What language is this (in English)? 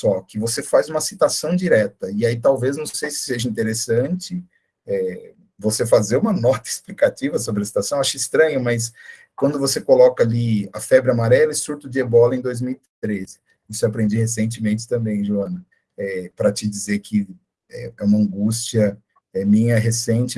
Portuguese